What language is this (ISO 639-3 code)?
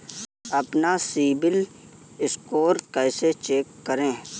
hin